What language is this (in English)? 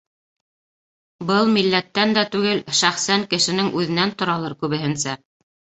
Bashkir